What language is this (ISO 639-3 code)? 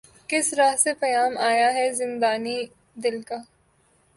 urd